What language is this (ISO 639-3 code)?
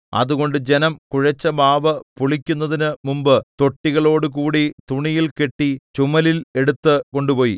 mal